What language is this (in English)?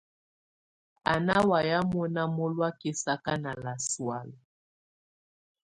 Tunen